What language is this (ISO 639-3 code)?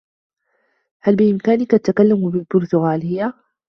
ara